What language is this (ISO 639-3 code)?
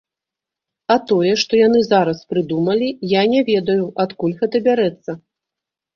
bel